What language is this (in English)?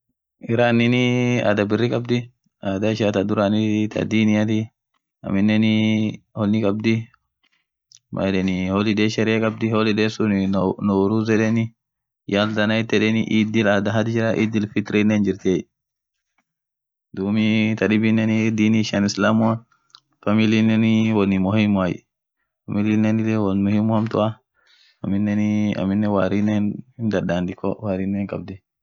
Orma